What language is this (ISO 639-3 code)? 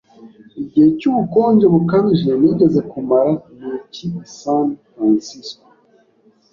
kin